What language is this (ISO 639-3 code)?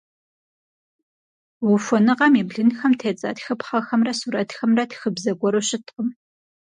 kbd